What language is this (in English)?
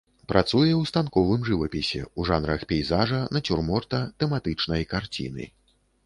Belarusian